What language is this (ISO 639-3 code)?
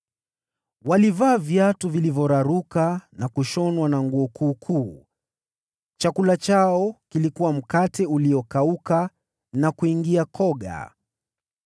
swa